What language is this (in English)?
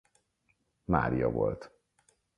Hungarian